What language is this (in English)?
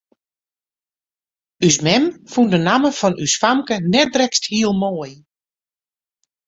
Western Frisian